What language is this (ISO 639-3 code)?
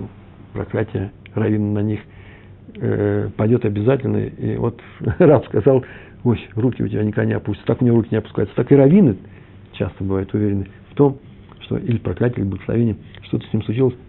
rus